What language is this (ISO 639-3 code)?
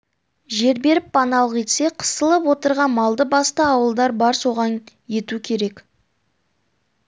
kaz